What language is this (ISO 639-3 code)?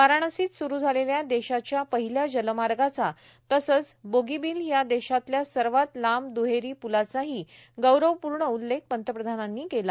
mar